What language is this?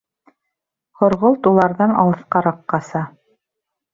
Bashkir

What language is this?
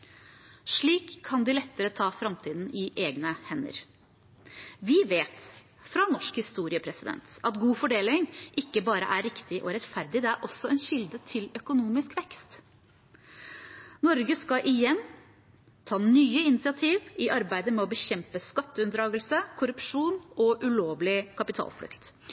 Norwegian Bokmål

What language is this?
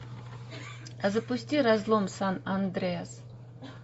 Russian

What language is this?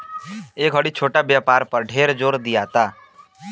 Bhojpuri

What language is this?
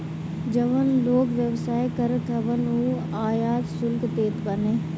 Bhojpuri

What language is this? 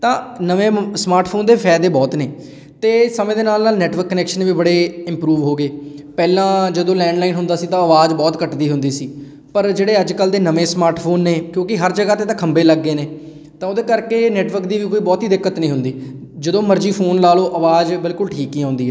Punjabi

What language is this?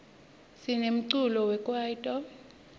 Swati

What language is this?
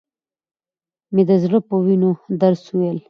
Pashto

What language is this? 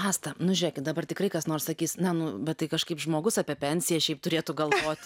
Lithuanian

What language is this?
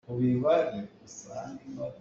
Hakha Chin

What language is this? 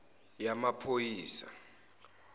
Zulu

